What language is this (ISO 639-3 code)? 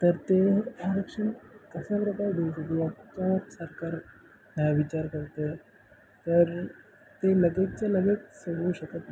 mar